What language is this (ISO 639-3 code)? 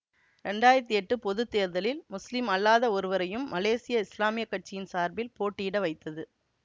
tam